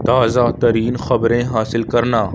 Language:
Urdu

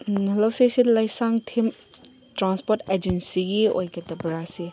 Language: Manipuri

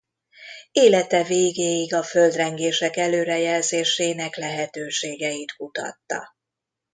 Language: Hungarian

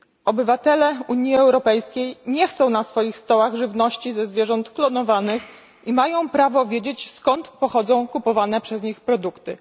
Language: Polish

